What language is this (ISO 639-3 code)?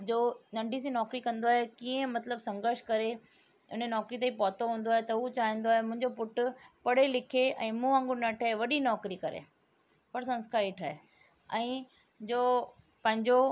snd